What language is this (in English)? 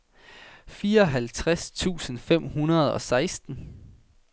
Danish